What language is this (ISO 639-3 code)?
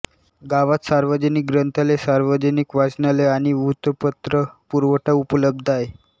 mar